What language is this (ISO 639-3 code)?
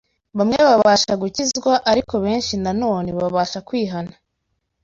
kin